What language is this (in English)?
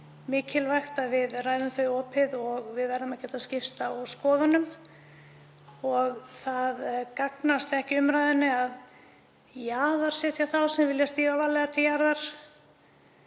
Icelandic